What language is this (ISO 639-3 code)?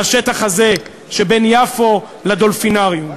heb